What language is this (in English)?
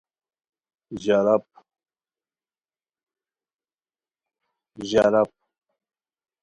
Khowar